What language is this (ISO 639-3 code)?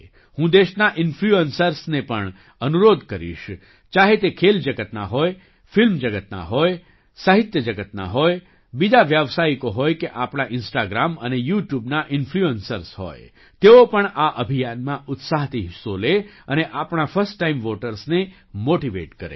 guj